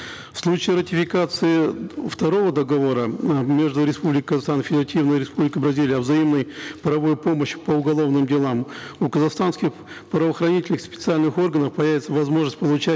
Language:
Kazakh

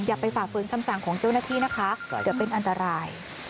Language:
Thai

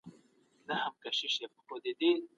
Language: Pashto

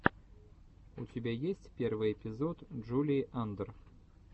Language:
Russian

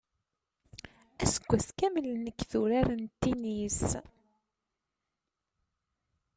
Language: Kabyle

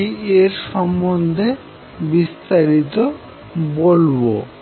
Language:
Bangla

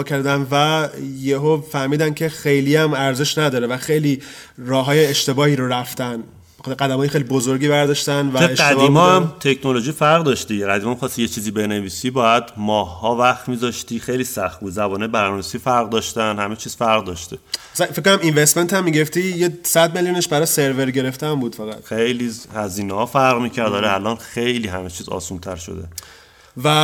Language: Persian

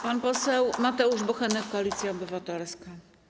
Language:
Polish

